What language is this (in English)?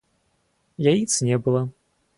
Russian